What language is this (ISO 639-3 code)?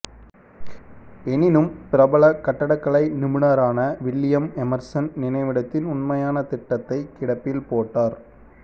tam